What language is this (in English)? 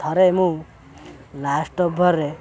Odia